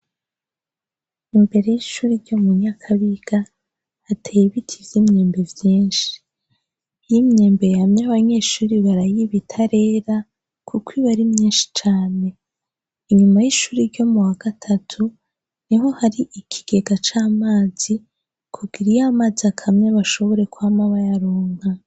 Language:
Rundi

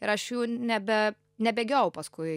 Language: Lithuanian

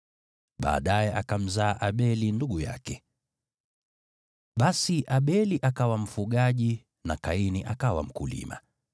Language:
Swahili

